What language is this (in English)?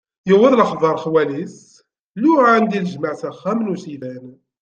Kabyle